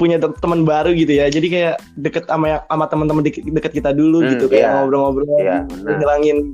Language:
Indonesian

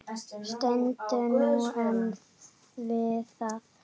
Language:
Icelandic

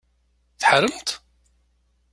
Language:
Kabyle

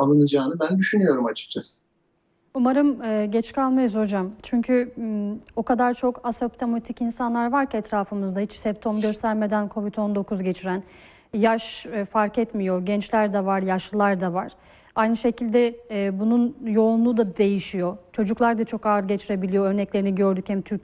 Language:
Turkish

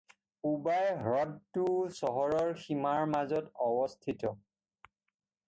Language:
Assamese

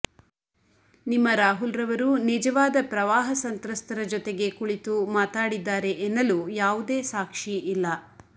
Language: Kannada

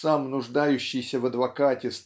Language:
Russian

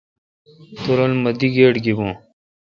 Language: Kalkoti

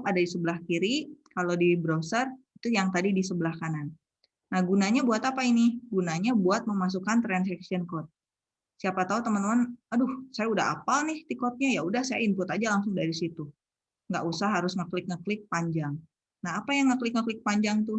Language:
Indonesian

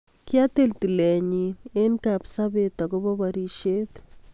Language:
Kalenjin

